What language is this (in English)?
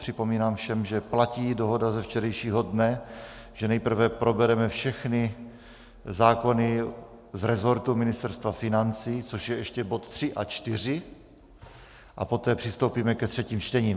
Czech